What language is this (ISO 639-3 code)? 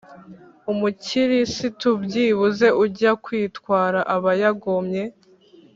kin